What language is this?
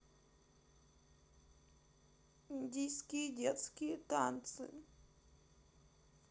Russian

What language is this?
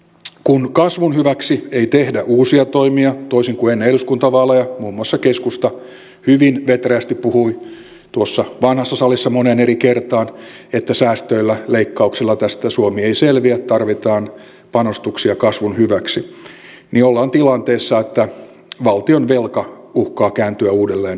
Finnish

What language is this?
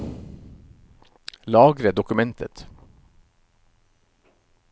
Norwegian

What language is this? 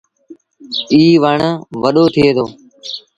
Sindhi Bhil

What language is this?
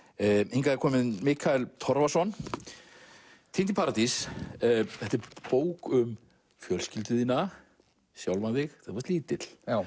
Icelandic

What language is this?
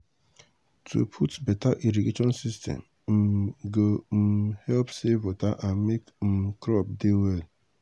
Nigerian Pidgin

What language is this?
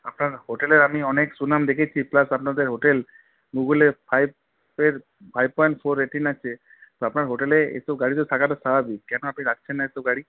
Bangla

